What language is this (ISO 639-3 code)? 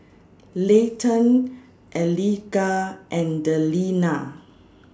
eng